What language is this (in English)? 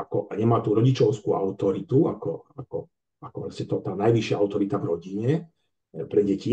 Slovak